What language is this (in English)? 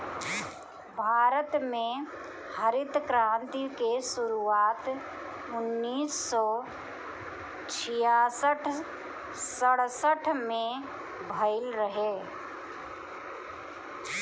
Bhojpuri